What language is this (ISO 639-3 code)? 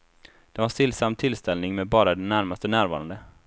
swe